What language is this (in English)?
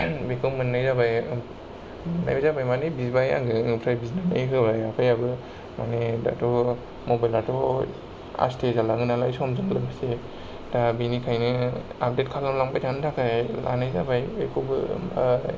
Bodo